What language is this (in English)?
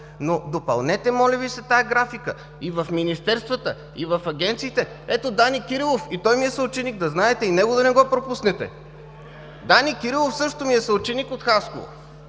Bulgarian